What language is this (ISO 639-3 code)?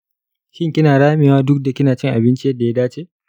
hau